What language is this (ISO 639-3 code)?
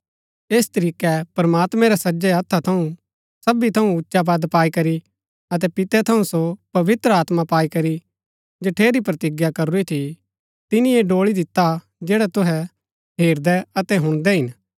gbk